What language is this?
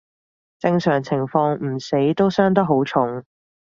Cantonese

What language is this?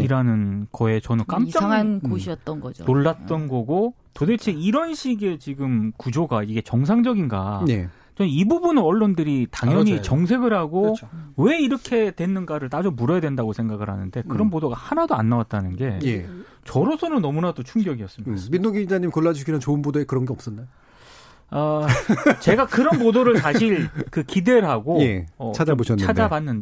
Korean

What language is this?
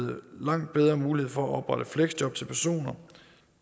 Danish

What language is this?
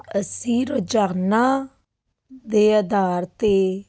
Punjabi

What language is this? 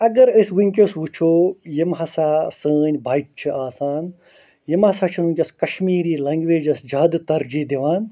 Kashmiri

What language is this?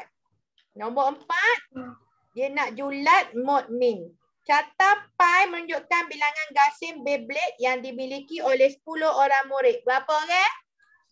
Malay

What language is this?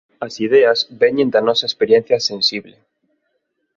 Galician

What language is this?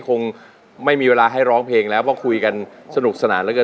Thai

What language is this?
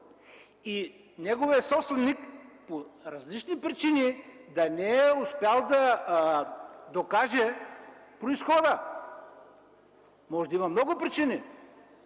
Bulgarian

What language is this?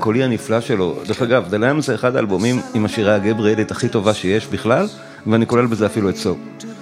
Hebrew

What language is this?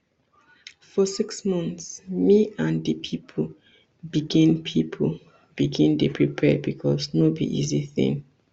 Nigerian Pidgin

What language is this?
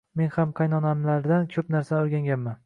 Uzbek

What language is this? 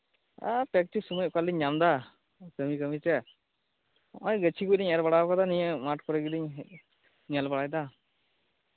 Santali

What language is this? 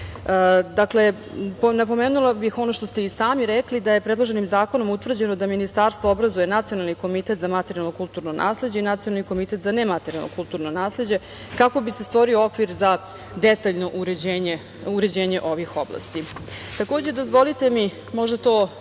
Serbian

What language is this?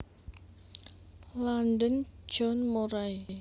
Javanese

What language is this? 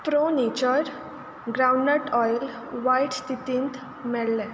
Konkani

